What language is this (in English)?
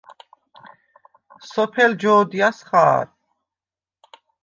Svan